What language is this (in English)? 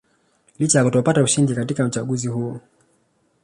Swahili